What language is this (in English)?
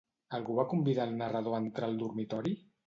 Catalan